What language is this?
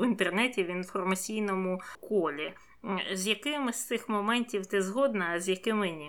Ukrainian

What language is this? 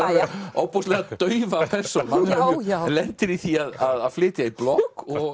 Icelandic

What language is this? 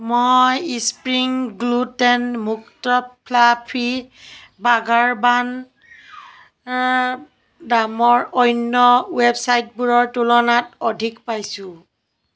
Assamese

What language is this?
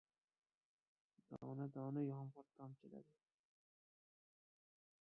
Uzbek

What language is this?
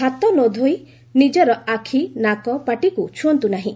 Odia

